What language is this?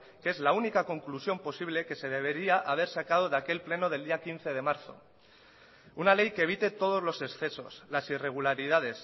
Spanish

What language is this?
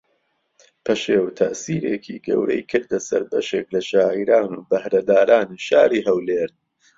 Central Kurdish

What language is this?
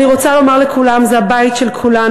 Hebrew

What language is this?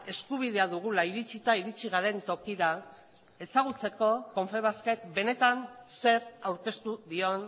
Basque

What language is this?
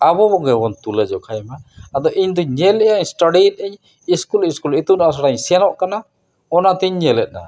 Santali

